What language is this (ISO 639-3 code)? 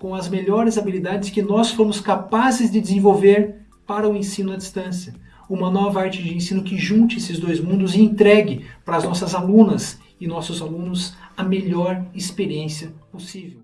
por